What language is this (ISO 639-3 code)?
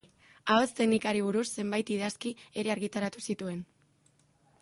eus